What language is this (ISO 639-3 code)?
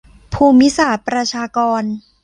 tha